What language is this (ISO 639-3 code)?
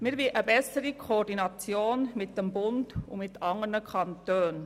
gsw